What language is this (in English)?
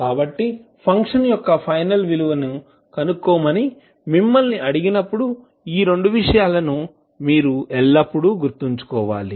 Telugu